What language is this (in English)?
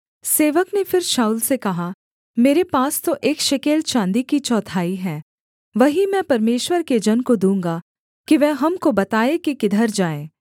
Hindi